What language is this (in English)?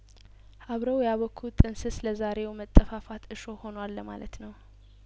Amharic